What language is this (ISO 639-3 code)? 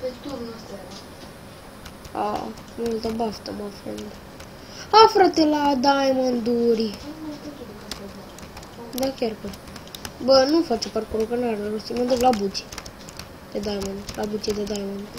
ron